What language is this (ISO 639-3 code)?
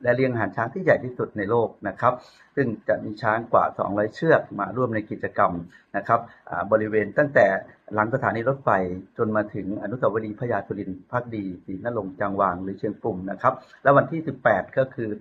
tha